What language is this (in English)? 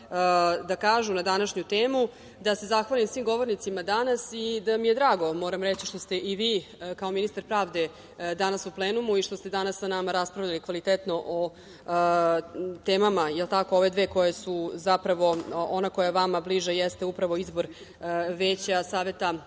Serbian